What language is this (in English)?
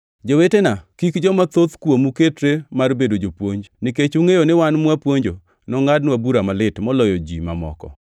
Luo (Kenya and Tanzania)